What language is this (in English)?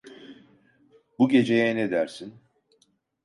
Turkish